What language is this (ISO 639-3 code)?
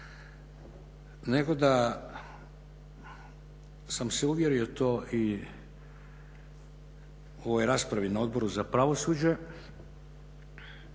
hrv